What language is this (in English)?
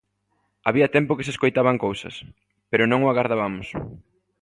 Galician